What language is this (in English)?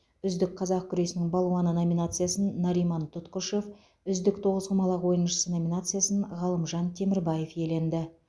Kazakh